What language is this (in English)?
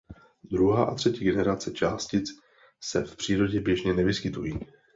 Czech